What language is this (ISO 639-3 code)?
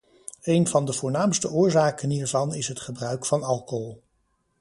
nld